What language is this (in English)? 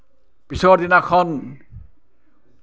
Assamese